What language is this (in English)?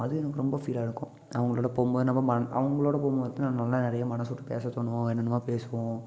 Tamil